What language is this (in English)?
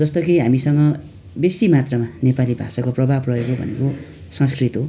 Nepali